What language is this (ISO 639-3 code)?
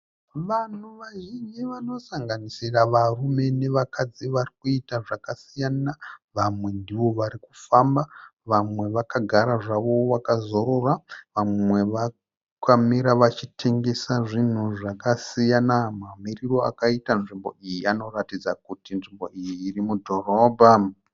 sna